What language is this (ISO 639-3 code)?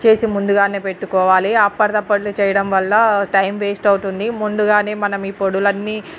tel